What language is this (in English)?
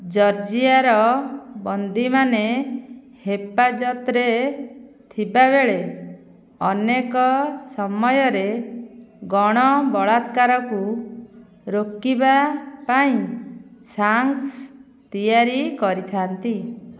Odia